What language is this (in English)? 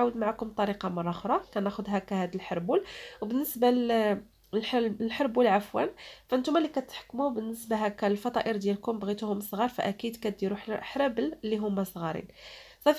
Arabic